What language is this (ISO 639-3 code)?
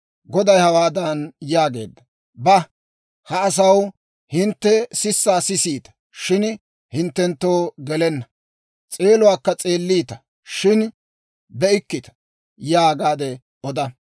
dwr